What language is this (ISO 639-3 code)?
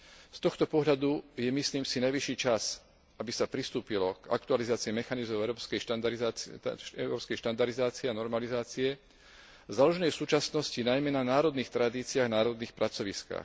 slk